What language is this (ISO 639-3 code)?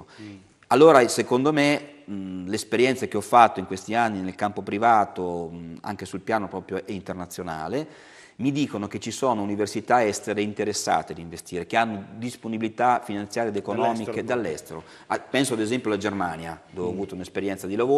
ita